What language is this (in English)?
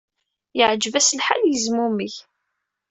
Kabyle